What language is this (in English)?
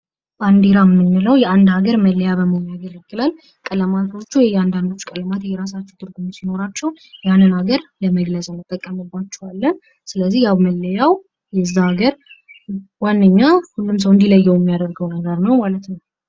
Amharic